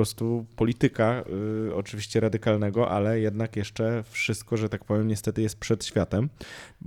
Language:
Polish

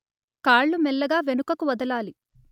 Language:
Telugu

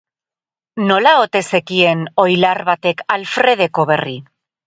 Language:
Basque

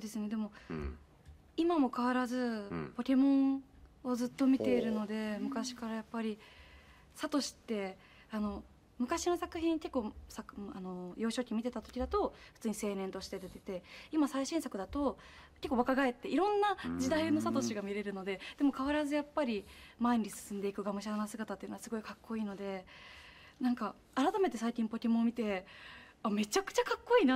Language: Japanese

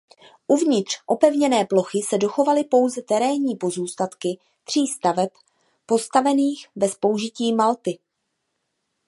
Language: Czech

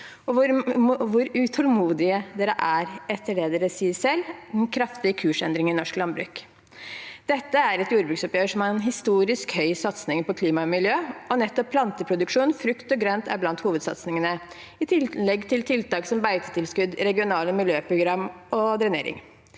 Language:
Norwegian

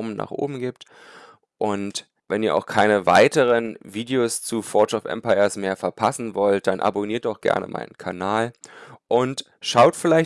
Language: German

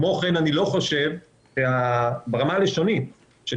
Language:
Hebrew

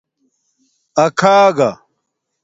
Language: Domaaki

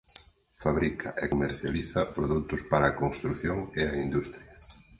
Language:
Galician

